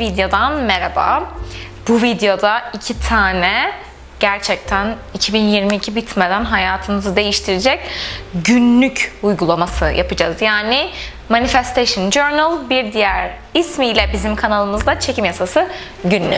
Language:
Turkish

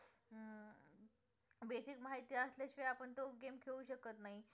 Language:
Marathi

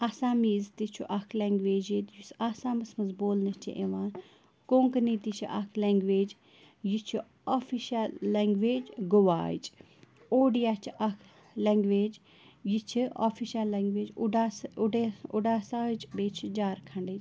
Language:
Kashmiri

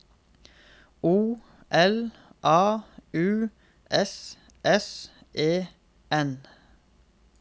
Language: Norwegian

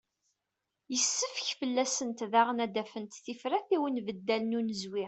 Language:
Kabyle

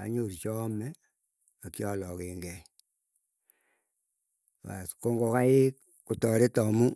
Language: Keiyo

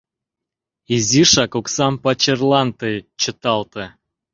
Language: Mari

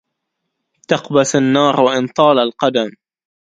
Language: Arabic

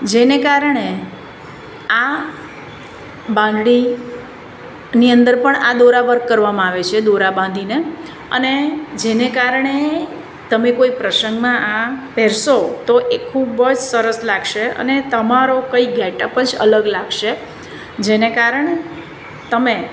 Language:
Gujarati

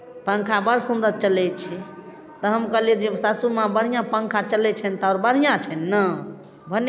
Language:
Maithili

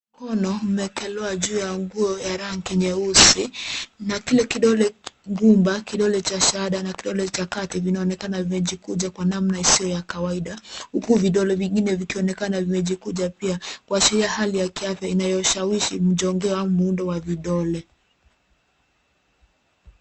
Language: Swahili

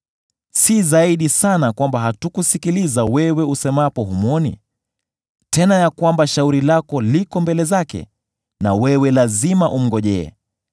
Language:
Swahili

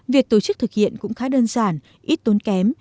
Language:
Vietnamese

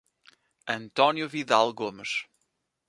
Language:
Portuguese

